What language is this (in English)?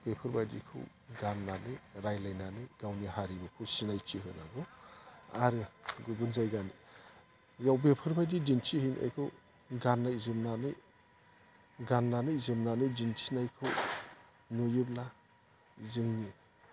Bodo